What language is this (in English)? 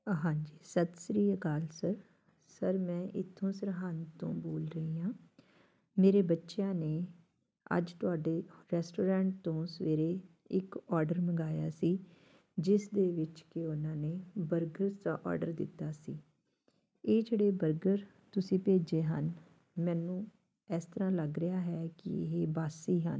Punjabi